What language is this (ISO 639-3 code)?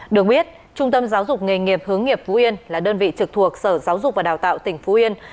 vie